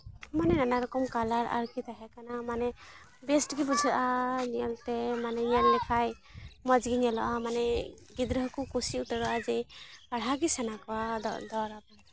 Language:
Santali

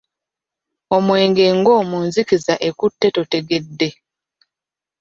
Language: Ganda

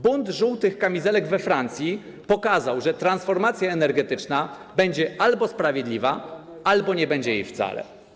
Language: Polish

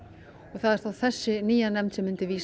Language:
Icelandic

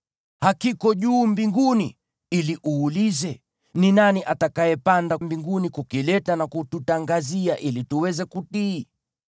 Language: Swahili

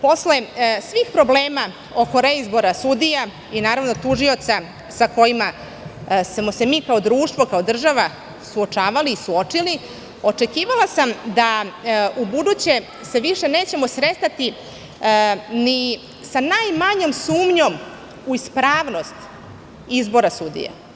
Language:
Serbian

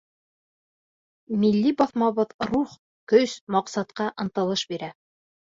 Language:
Bashkir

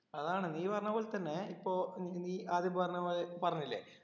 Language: Malayalam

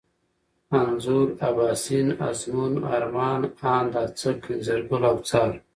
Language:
Pashto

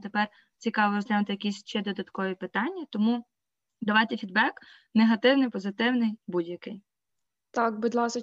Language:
Ukrainian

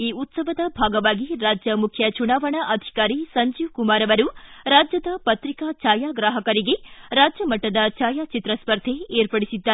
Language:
Kannada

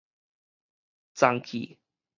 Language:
Min Nan Chinese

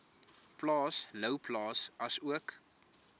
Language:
Afrikaans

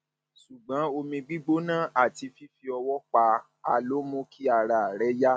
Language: Yoruba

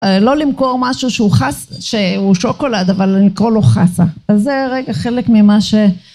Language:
Hebrew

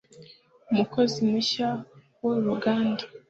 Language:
Kinyarwanda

